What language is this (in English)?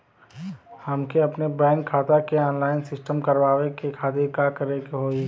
Bhojpuri